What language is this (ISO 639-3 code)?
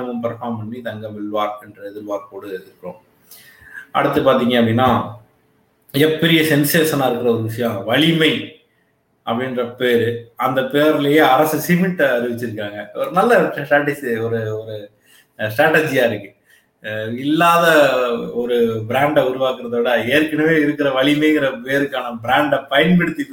tam